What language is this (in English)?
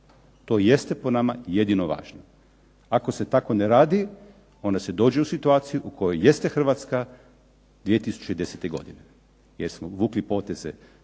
Croatian